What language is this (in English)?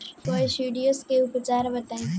Bhojpuri